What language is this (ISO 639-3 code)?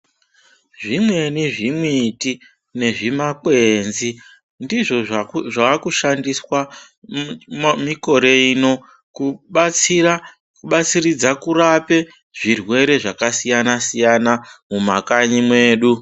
ndc